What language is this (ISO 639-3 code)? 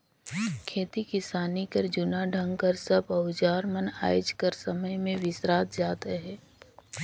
hne